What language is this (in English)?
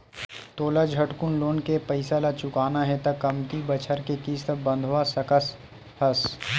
Chhattisgarhi